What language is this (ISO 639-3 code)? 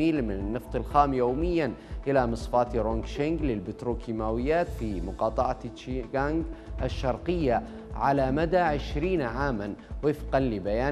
ara